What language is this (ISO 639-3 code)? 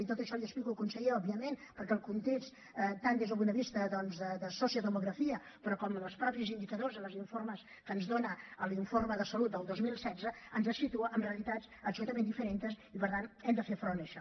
cat